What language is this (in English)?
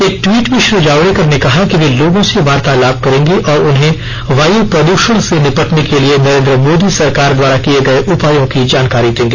Hindi